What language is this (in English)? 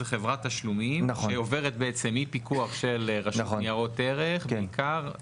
Hebrew